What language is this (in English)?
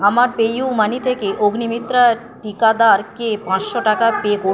Bangla